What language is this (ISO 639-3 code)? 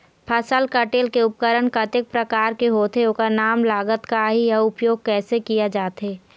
hne